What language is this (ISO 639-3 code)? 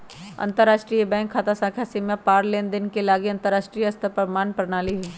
mag